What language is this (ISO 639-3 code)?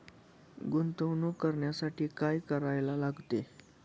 mar